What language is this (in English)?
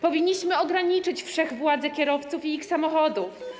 Polish